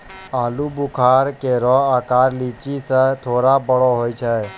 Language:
Maithili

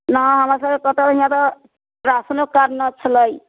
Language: Maithili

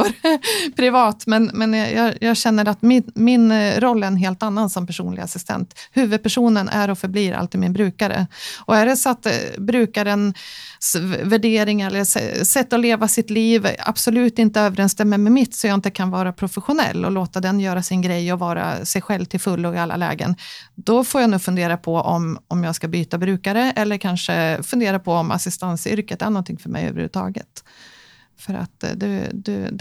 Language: Swedish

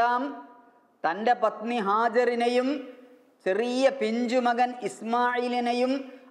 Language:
Arabic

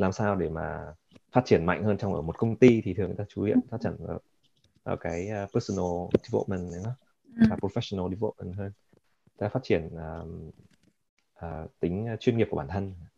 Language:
Vietnamese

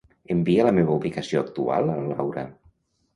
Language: Catalan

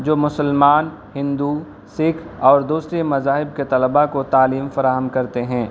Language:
Urdu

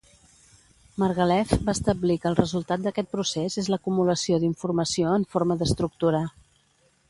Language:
Catalan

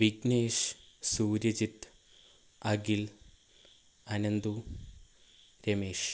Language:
Malayalam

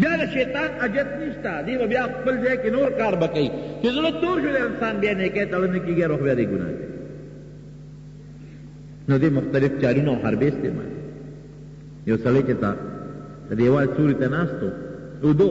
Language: Indonesian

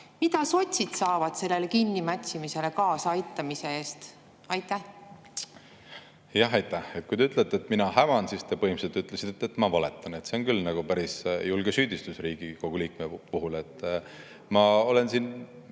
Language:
Estonian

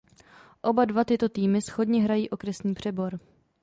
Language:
Czech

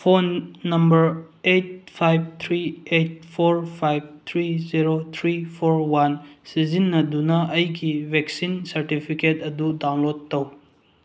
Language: Manipuri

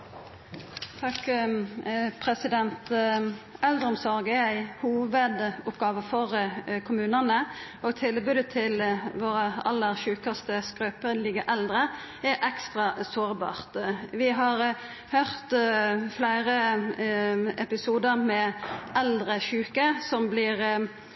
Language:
Norwegian Nynorsk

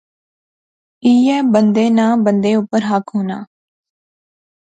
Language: Pahari-Potwari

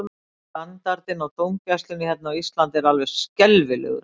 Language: Icelandic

